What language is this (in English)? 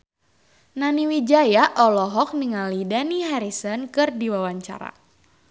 Sundanese